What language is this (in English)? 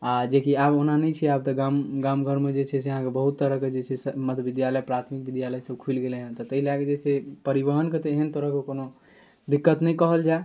Maithili